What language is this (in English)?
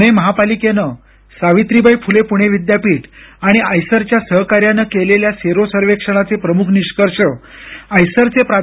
Marathi